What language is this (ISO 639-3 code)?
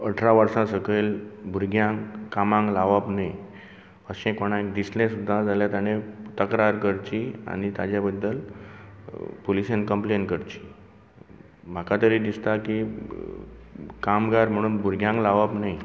kok